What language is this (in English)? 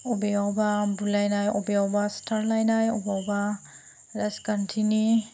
Bodo